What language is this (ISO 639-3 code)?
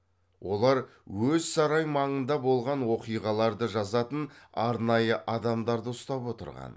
kaz